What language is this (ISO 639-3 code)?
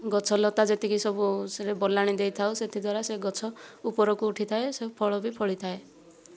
ori